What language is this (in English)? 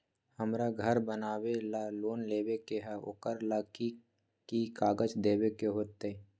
Magahi